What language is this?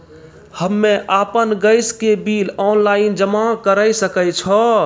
Maithili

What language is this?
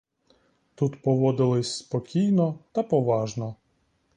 Ukrainian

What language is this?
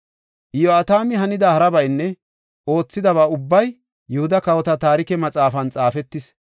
Gofa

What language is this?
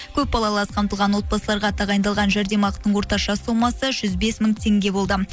Kazakh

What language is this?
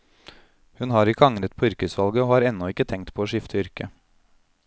Norwegian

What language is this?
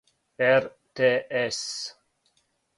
Serbian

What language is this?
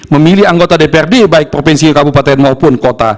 Indonesian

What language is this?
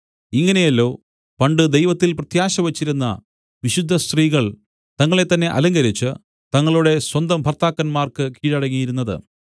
Malayalam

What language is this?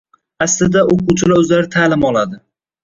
Uzbek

